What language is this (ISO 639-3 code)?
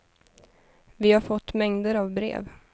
swe